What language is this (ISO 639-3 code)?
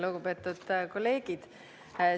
est